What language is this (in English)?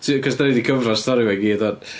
Welsh